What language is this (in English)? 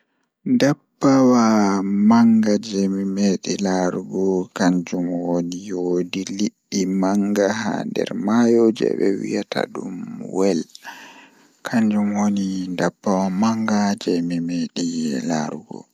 Fula